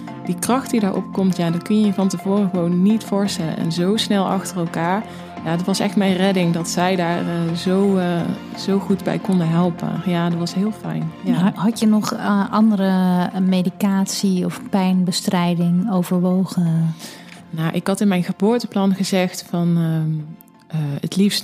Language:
Dutch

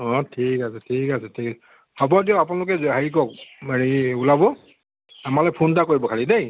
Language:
Assamese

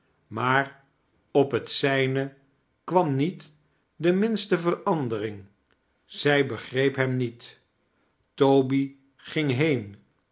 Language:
Dutch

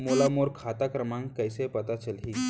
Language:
Chhattisgarhi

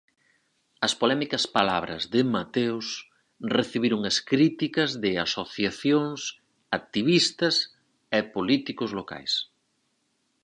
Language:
Galician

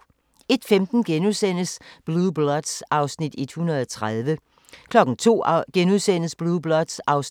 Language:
Danish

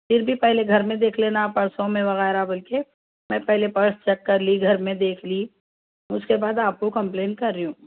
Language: Urdu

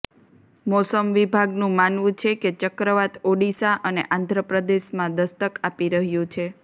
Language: Gujarati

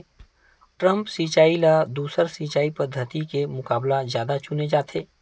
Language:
Chhattisgarhi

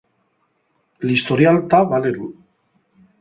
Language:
Asturian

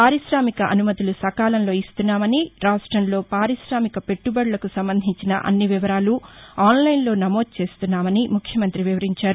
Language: Telugu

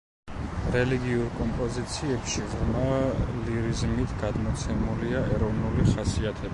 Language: Georgian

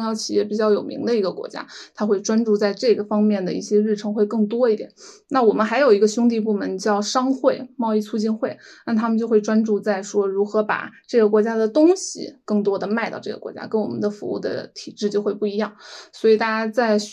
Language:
Chinese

